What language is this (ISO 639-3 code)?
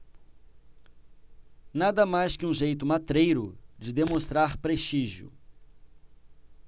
por